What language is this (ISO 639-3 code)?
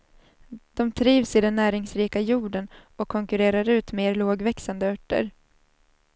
swe